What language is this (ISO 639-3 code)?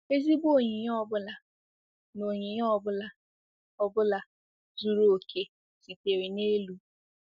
ibo